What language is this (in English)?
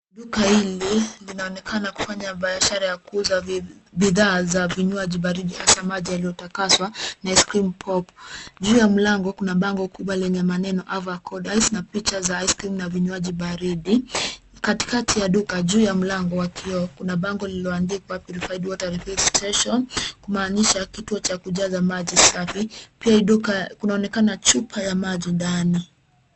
Swahili